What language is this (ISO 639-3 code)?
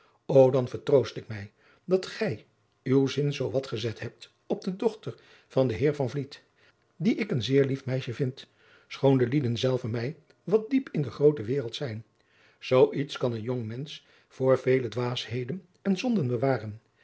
nld